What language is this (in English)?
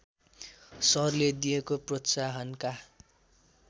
Nepali